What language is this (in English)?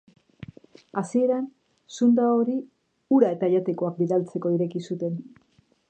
Basque